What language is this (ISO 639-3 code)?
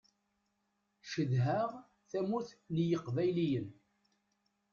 kab